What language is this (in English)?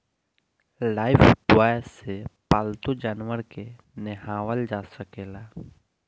Bhojpuri